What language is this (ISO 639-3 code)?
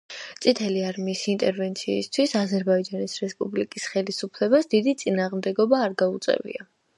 kat